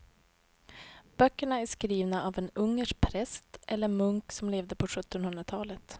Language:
Swedish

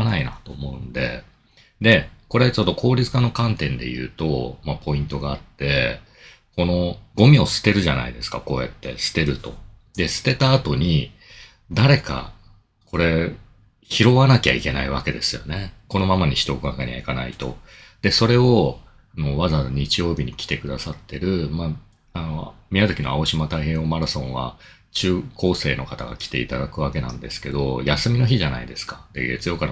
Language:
Japanese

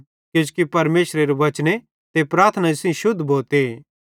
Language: Bhadrawahi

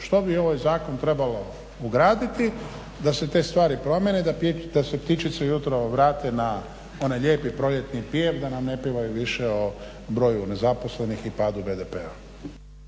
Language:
Croatian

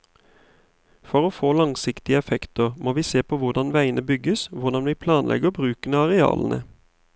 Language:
Norwegian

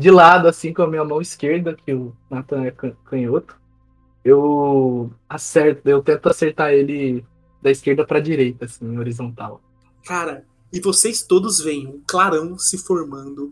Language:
Portuguese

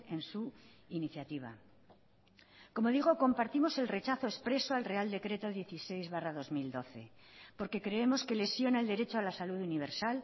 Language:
Spanish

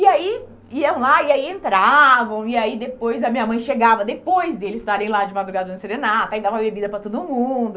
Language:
Portuguese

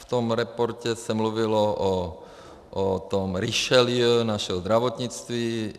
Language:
Czech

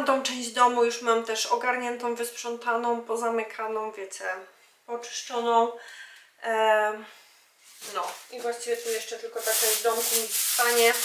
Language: Polish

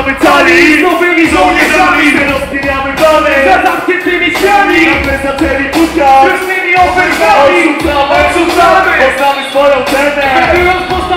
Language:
Polish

